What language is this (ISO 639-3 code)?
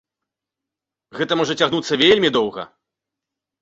bel